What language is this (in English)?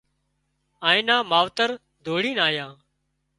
Wadiyara Koli